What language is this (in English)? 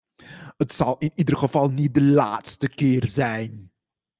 Dutch